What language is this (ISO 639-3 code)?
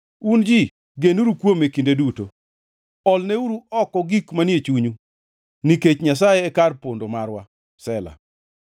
luo